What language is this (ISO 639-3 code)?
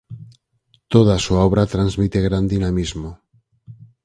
glg